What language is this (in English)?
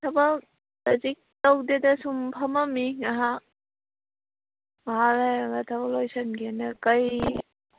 Manipuri